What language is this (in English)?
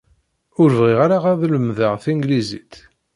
Kabyle